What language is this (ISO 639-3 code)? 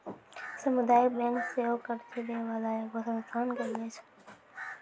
mai